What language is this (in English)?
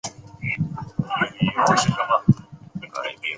Chinese